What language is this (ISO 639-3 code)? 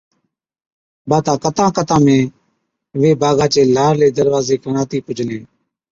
odk